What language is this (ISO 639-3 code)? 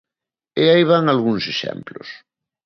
glg